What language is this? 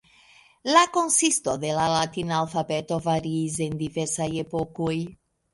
Esperanto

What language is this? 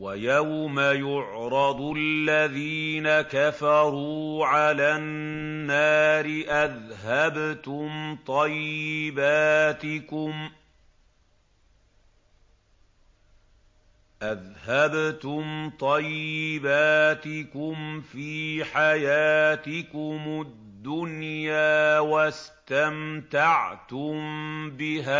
Arabic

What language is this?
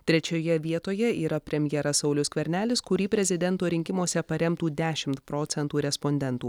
Lithuanian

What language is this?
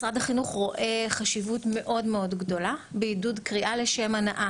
Hebrew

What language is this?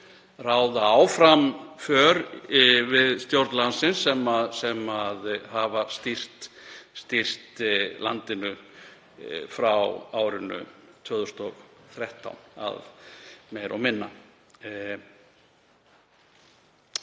Icelandic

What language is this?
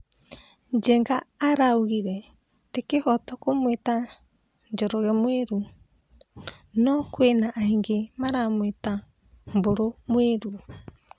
Kikuyu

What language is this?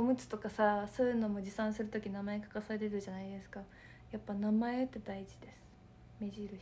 Japanese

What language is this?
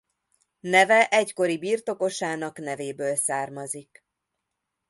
Hungarian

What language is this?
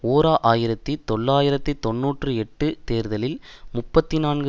Tamil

